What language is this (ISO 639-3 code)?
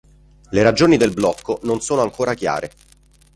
ita